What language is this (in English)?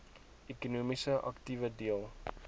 Afrikaans